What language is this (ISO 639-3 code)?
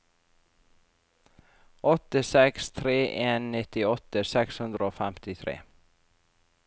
nor